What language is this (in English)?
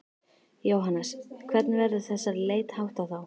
Icelandic